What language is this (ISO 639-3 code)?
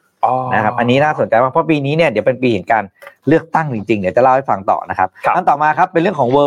tha